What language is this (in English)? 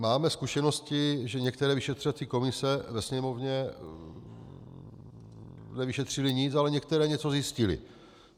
Czech